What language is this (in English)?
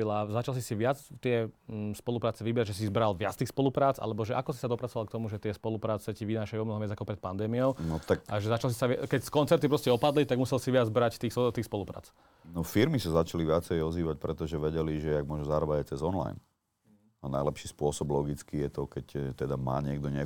Slovak